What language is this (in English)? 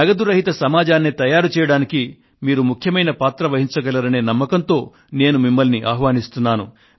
Telugu